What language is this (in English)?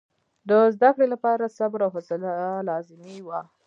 Pashto